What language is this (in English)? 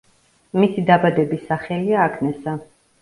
Georgian